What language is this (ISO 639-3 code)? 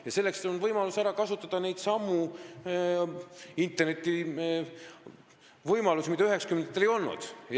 est